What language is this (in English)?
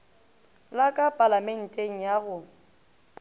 Northern Sotho